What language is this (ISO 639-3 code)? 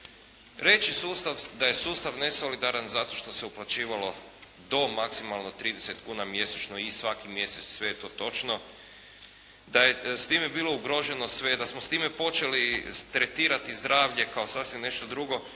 hrv